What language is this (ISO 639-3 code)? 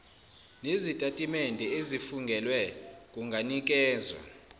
zul